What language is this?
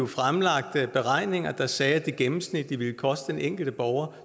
Danish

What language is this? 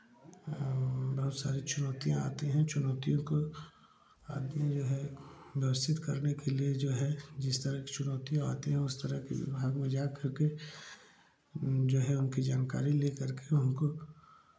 Hindi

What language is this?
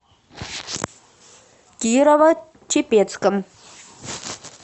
Russian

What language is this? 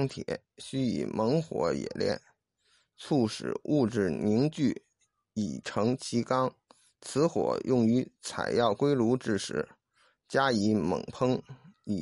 Chinese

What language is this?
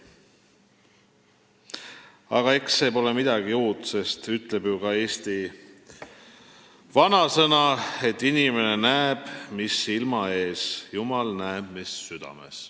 Estonian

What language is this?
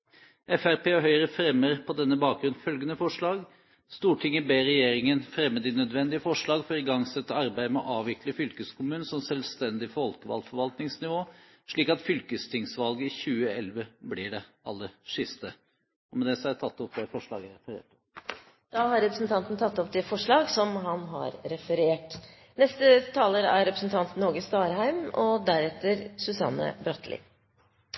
Norwegian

